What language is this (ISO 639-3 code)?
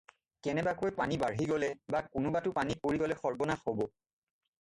asm